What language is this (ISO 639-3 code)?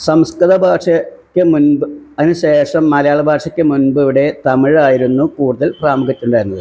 mal